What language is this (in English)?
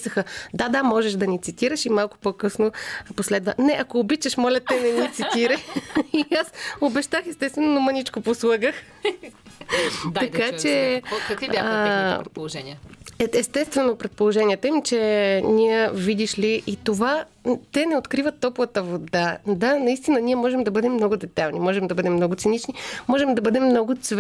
Bulgarian